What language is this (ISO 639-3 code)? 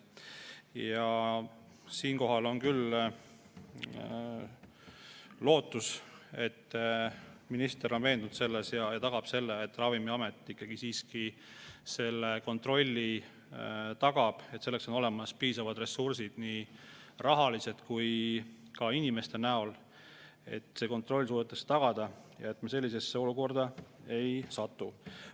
est